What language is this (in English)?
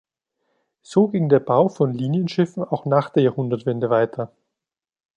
German